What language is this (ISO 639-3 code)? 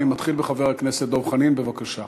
heb